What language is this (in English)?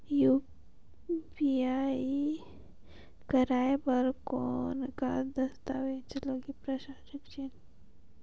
Chhattisgarhi